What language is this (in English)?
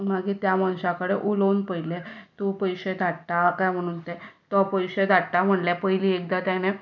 Konkani